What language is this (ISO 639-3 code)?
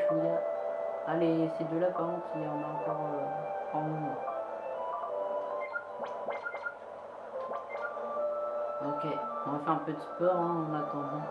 fra